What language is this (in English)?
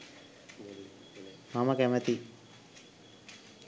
Sinhala